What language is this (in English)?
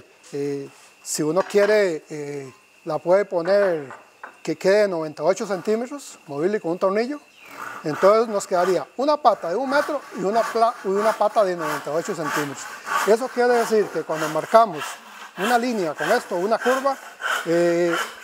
Spanish